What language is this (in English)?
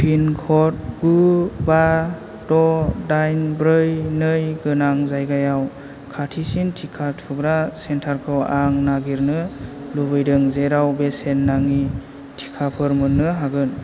Bodo